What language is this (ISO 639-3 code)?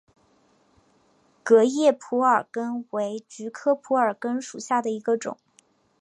zho